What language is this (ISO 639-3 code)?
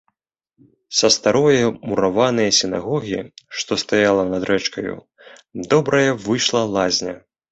bel